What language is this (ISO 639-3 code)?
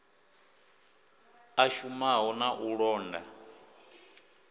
ven